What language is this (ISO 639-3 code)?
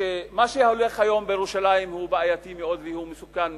heb